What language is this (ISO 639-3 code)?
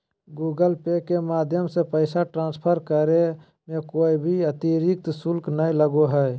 mag